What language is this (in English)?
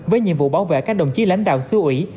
Vietnamese